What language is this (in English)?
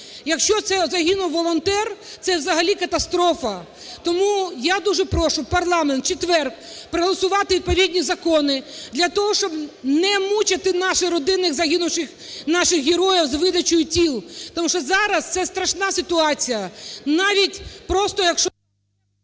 Ukrainian